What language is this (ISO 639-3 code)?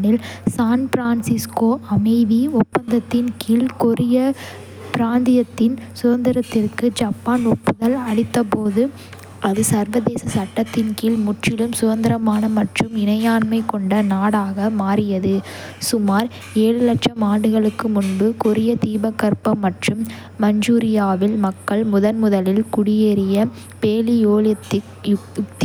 kfe